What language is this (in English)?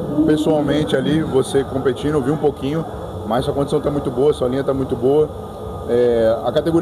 Portuguese